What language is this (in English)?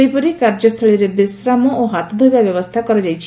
Odia